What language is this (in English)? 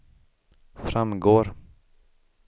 Swedish